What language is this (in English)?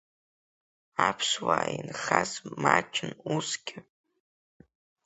Abkhazian